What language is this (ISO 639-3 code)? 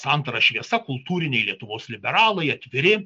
lit